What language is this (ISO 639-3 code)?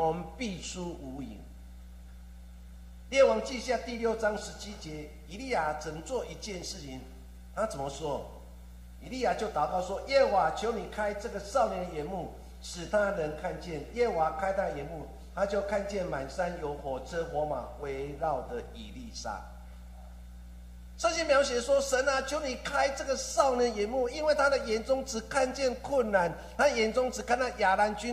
zho